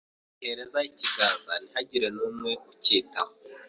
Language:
Kinyarwanda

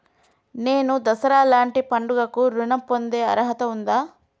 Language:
Telugu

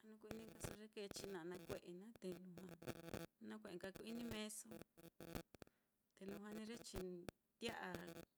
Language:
Mitlatongo Mixtec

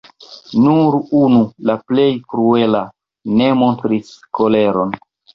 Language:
Esperanto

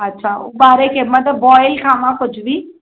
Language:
Sindhi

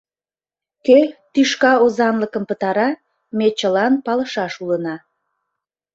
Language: Mari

